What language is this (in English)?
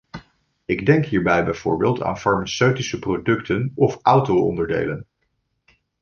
Dutch